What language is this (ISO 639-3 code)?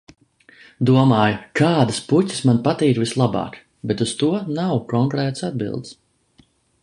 lav